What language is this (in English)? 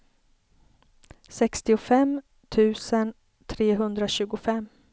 Swedish